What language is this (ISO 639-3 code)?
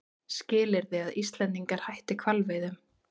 isl